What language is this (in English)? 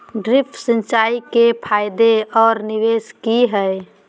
Magahi